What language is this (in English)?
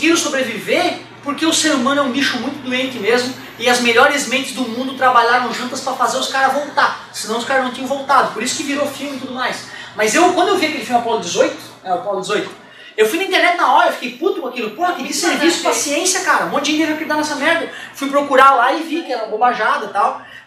Portuguese